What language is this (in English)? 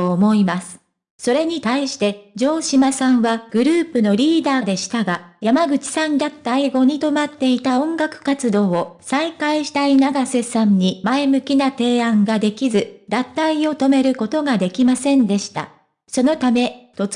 Japanese